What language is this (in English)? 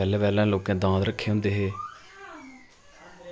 Dogri